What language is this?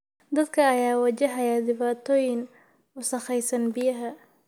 Somali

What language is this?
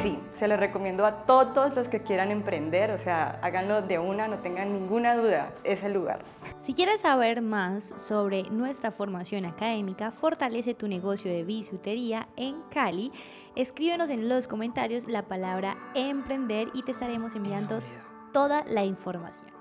Spanish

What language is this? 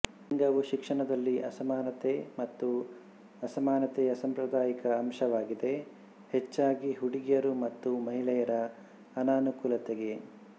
Kannada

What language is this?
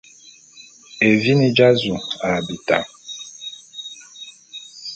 Bulu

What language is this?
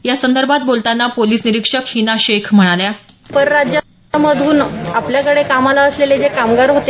Marathi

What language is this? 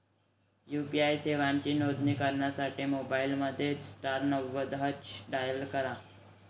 Marathi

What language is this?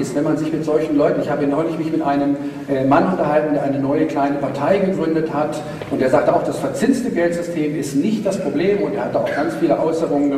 German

